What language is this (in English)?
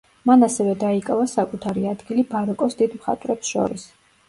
Georgian